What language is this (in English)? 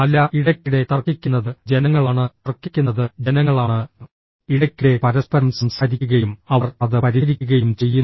Malayalam